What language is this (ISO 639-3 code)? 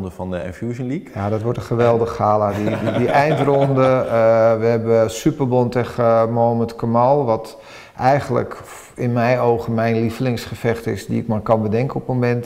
nld